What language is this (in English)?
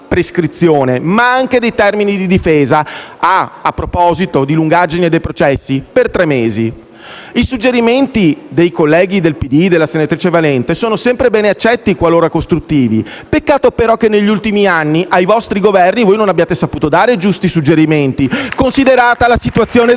Italian